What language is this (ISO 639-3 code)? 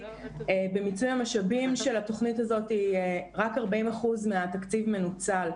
heb